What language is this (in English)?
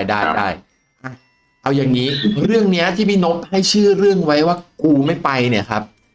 Thai